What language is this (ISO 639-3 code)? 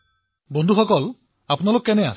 asm